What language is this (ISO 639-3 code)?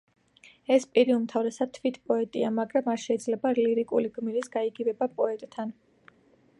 kat